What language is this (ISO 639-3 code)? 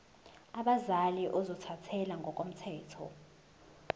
zul